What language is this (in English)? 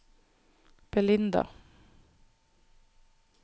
Norwegian